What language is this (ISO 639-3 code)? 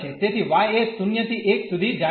guj